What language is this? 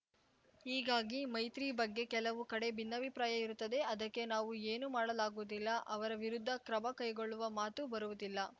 Kannada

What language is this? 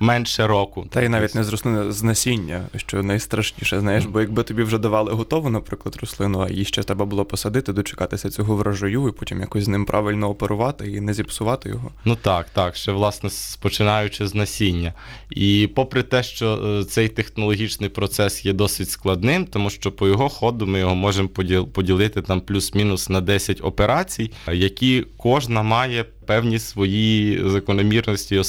Ukrainian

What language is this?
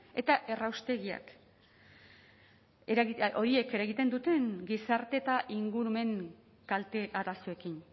Basque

